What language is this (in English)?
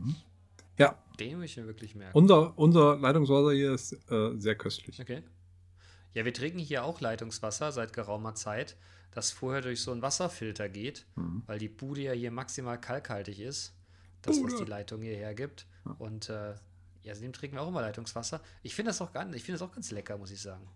German